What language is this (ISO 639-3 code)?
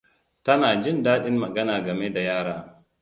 hau